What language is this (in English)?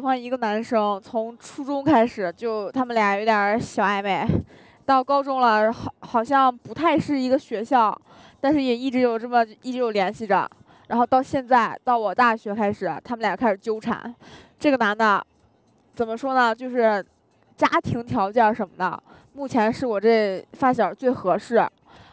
Chinese